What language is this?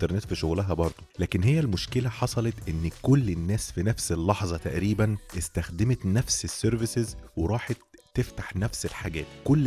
Arabic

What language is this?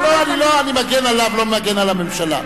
Hebrew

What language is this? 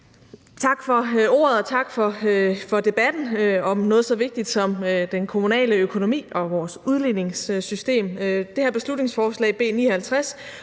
Danish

